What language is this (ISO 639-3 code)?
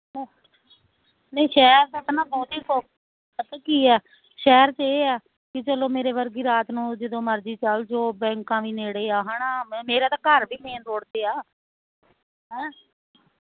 pan